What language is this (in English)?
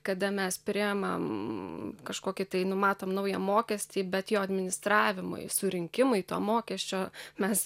Lithuanian